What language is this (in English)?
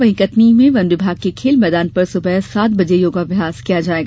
Hindi